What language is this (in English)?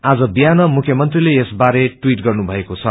Nepali